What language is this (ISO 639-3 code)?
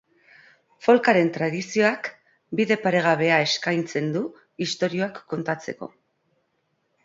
eus